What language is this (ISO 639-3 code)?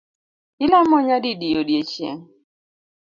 luo